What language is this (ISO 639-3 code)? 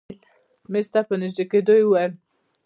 pus